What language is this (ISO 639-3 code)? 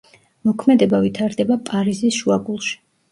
kat